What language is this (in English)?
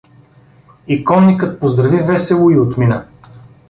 Bulgarian